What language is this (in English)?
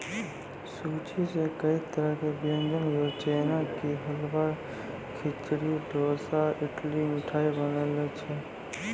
Maithili